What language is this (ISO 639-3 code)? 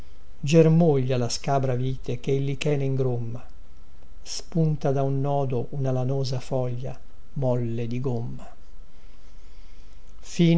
ita